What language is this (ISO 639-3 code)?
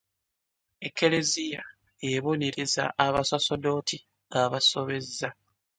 lug